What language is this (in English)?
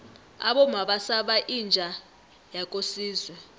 South Ndebele